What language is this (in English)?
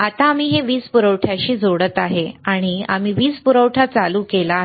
Marathi